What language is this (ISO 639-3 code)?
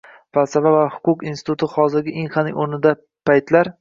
uzb